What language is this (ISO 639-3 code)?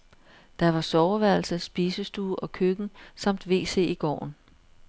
dan